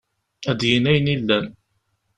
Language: Kabyle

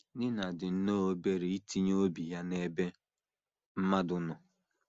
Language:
Igbo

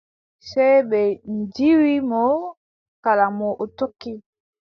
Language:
Adamawa Fulfulde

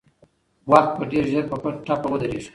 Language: Pashto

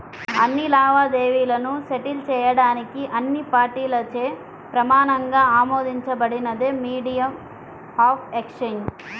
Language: Telugu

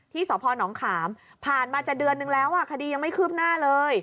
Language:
Thai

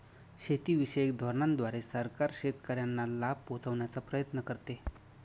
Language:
Marathi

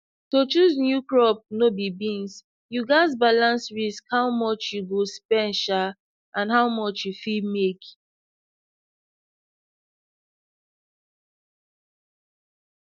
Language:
Nigerian Pidgin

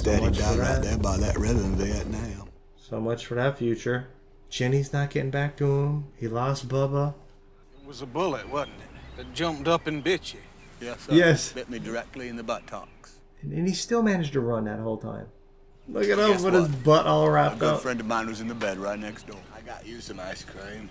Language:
English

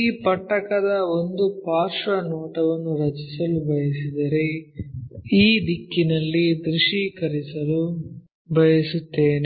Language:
Kannada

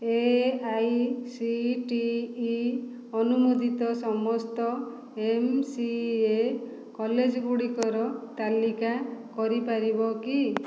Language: Odia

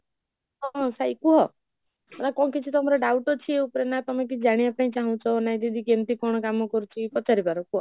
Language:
Odia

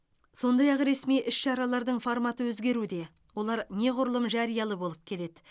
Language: Kazakh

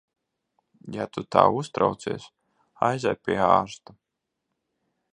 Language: Latvian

